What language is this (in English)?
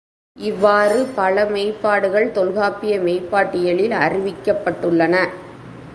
Tamil